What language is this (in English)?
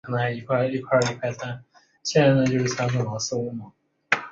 Chinese